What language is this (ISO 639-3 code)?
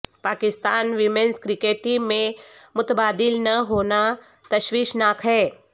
urd